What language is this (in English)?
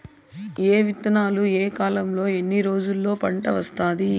Telugu